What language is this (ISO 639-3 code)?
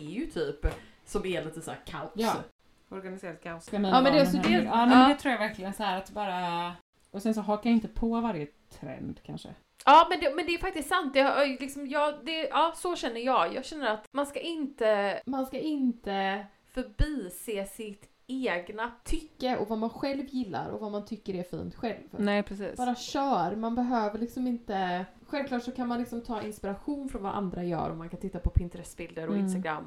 swe